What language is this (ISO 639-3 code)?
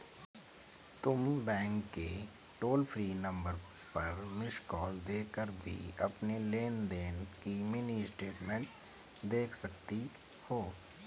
hin